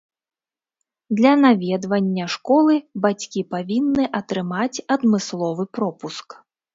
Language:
Belarusian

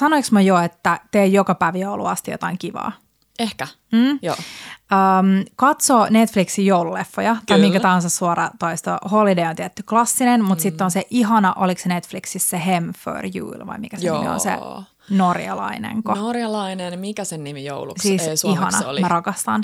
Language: Finnish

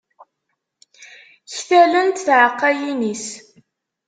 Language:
Kabyle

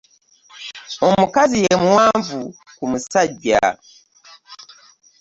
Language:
Ganda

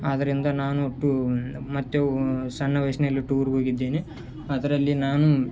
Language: Kannada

